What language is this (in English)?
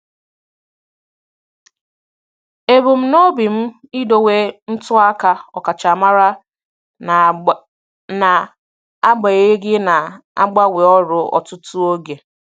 Igbo